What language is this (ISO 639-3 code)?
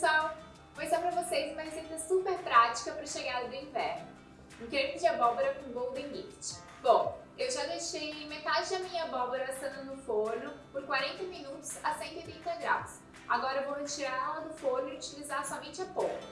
por